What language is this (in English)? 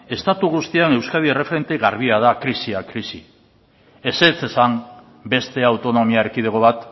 Basque